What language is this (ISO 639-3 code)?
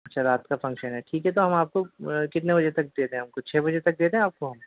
urd